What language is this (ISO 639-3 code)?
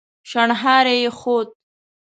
pus